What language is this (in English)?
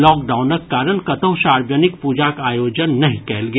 Maithili